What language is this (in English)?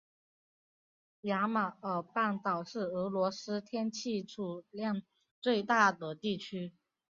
Chinese